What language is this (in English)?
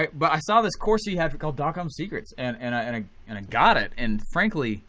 English